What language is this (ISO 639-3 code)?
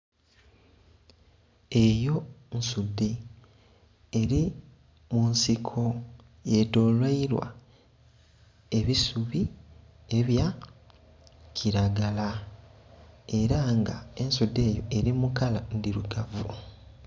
xog